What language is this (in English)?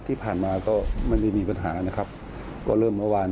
Thai